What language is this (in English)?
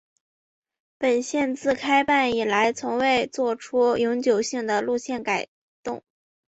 Chinese